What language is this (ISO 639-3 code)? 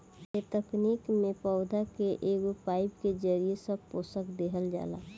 bho